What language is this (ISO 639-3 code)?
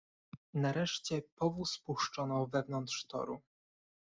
pol